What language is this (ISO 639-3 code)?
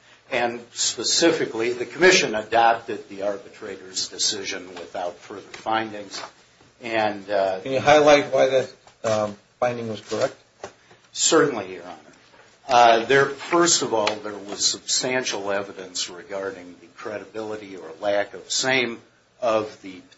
eng